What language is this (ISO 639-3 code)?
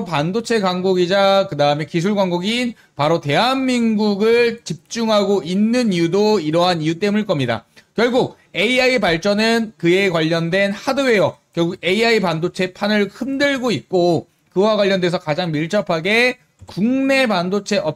kor